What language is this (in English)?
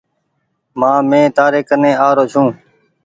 Goaria